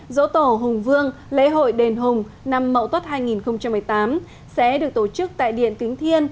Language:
Vietnamese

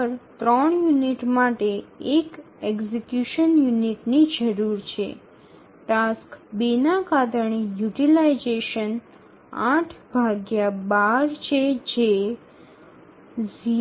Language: Gujarati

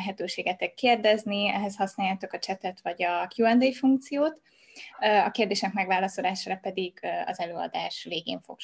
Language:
Hungarian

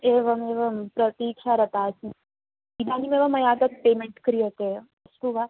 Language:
Sanskrit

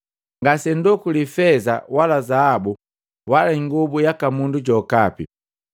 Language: Matengo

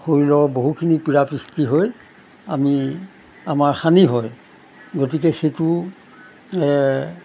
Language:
Assamese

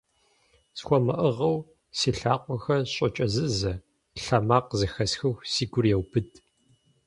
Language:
Kabardian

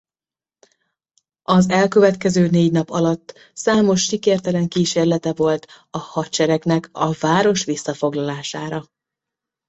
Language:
Hungarian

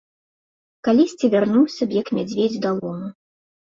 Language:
Belarusian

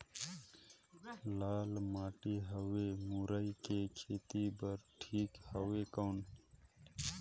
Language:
Chhattisgarhi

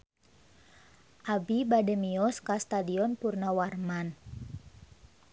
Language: Sundanese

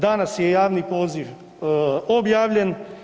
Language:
Croatian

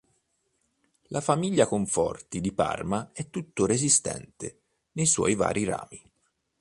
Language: Italian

